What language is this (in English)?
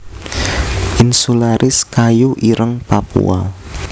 Javanese